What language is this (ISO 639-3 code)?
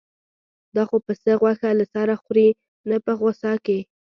pus